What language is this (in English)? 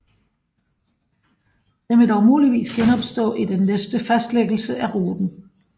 Danish